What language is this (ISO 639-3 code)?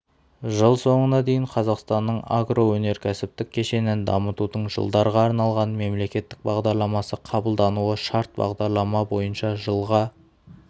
kaz